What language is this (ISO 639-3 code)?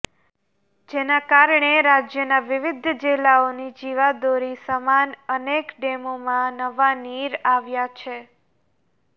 guj